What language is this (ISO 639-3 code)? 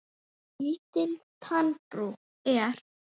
isl